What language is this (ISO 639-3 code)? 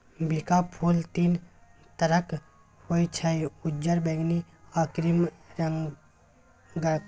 mai